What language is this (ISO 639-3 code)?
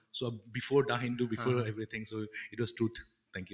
asm